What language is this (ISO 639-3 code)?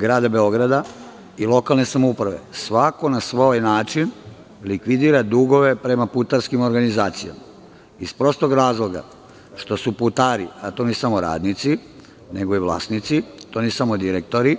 srp